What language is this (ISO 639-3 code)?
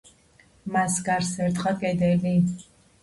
kat